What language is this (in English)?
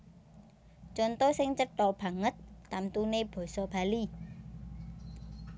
Javanese